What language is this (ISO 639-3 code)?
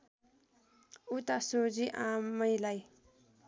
nep